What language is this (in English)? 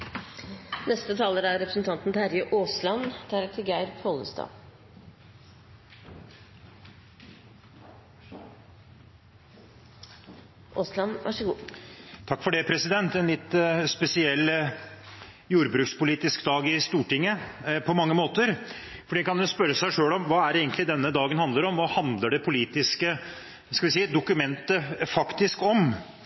Norwegian Bokmål